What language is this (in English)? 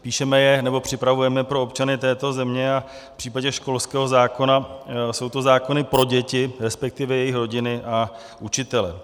Czech